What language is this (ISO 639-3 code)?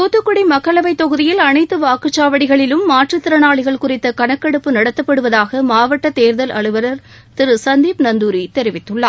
tam